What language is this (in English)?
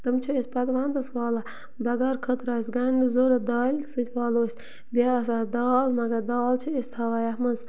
Kashmiri